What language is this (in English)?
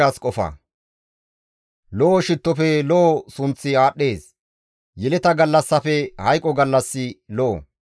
Gamo